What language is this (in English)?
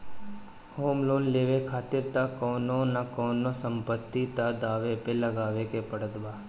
Bhojpuri